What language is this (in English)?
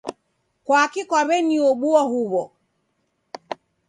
Taita